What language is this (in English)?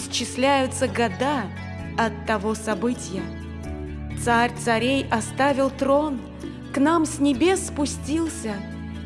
Russian